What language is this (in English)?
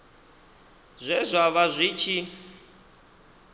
Venda